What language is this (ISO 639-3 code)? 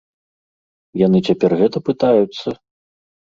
bel